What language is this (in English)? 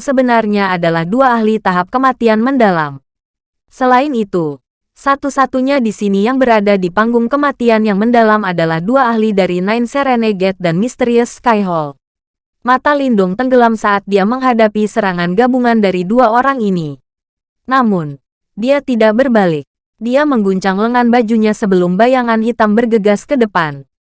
Indonesian